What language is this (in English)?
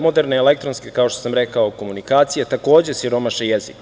Serbian